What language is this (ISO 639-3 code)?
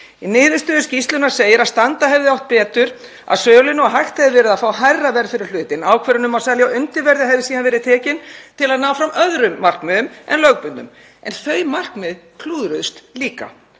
isl